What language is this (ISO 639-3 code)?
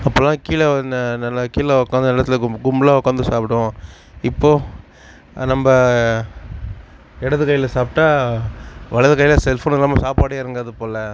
tam